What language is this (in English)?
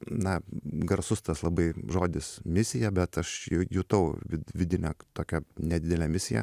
Lithuanian